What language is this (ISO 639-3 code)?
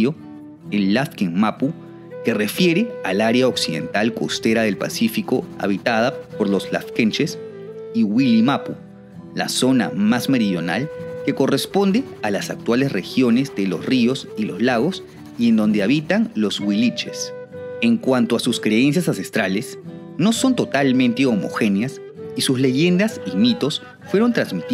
spa